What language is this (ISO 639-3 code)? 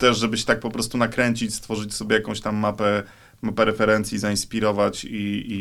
pol